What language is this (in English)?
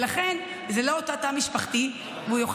Hebrew